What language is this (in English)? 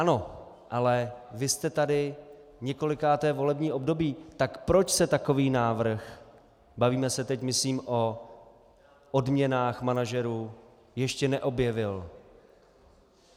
Czech